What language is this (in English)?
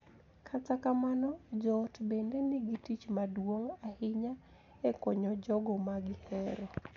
Luo (Kenya and Tanzania)